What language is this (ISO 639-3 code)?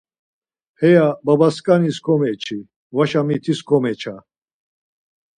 lzz